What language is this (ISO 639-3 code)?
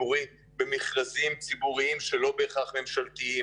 heb